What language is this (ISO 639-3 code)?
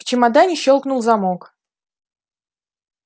rus